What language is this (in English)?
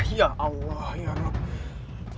Indonesian